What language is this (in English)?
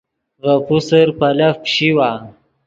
Yidgha